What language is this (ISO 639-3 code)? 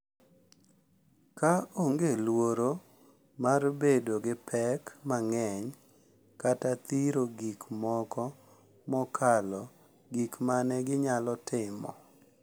luo